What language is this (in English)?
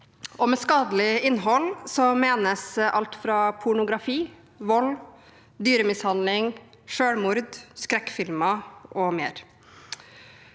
Norwegian